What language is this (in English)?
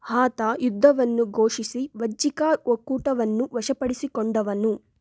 Kannada